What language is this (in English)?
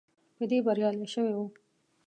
Pashto